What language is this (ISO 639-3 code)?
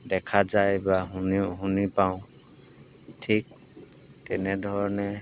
asm